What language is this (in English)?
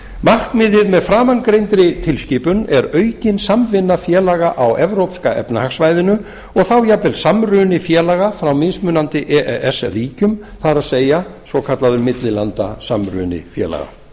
Icelandic